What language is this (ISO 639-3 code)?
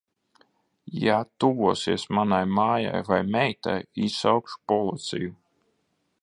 lav